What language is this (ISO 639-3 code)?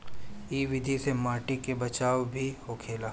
bho